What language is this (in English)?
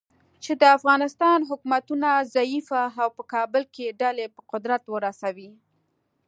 Pashto